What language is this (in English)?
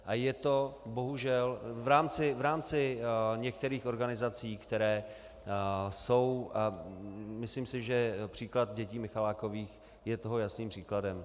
Czech